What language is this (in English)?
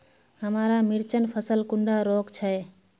Magahi